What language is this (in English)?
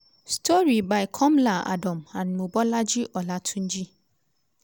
Nigerian Pidgin